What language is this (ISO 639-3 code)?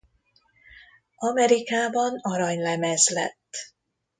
hun